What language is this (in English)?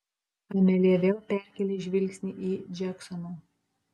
Lithuanian